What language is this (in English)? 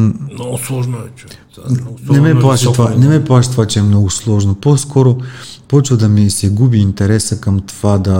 Bulgarian